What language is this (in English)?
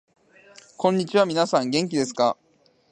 Japanese